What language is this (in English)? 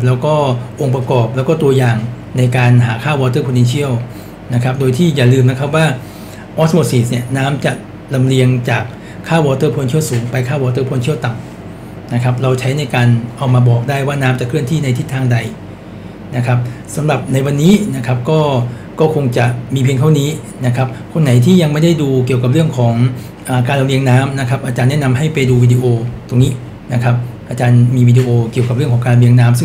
Thai